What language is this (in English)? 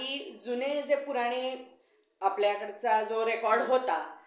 Marathi